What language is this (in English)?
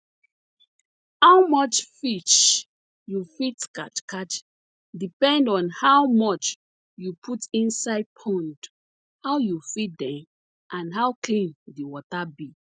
Nigerian Pidgin